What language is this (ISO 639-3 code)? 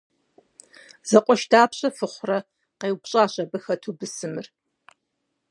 kbd